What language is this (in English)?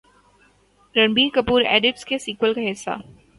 Urdu